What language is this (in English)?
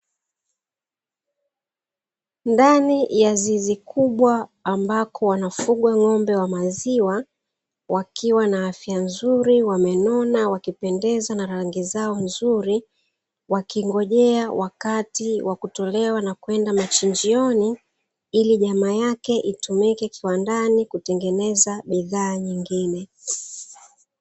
Swahili